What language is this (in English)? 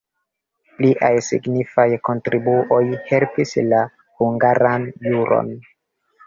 Esperanto